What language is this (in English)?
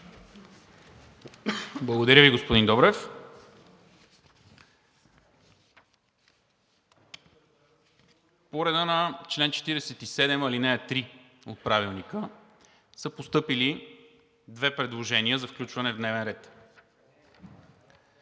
Bulgarian